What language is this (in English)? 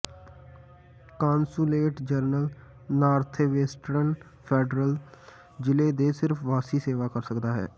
Punjabi